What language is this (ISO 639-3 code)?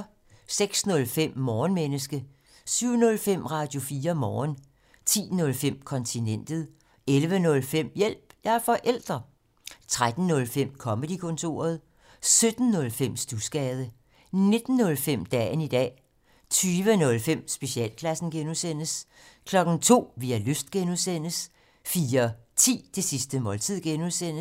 dan